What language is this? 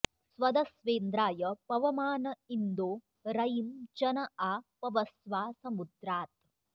Sanskrit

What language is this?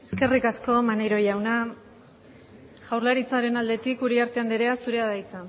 Basque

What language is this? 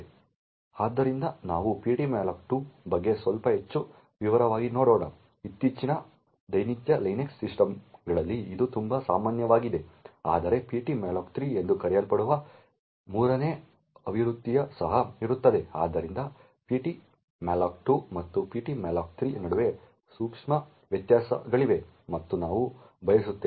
Kannada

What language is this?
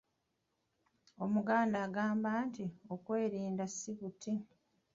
Ganda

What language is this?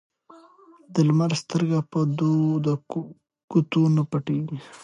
Pashto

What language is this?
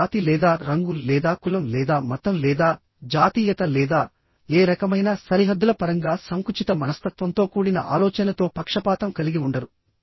Telugu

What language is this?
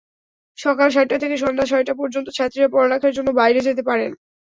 Bangla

